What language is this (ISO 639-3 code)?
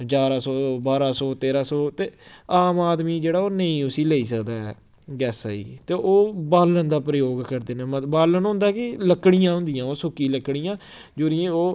doi